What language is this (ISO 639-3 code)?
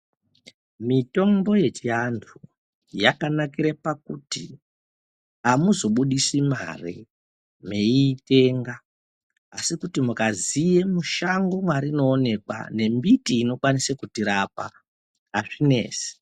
ndc